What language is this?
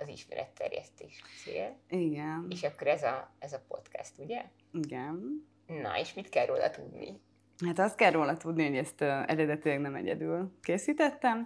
Hungarian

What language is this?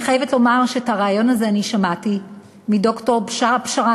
Hebrew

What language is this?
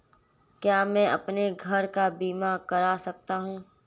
Hindi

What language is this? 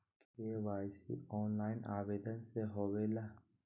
Magahi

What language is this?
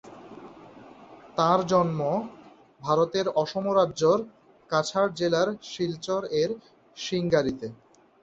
Bangla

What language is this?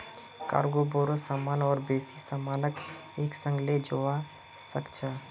Magahi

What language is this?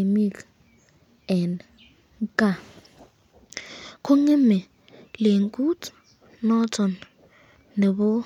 Kalenjin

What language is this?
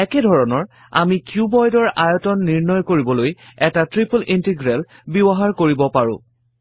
Assamese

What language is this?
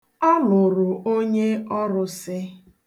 Igbo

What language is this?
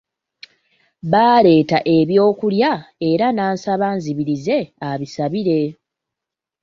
Ganda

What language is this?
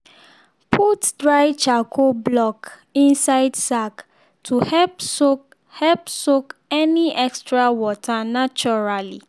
Nigerian Pidgin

